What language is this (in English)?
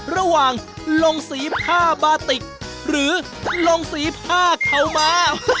Thai